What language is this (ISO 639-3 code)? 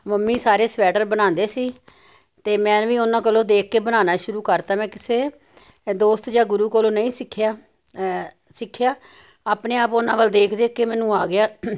pan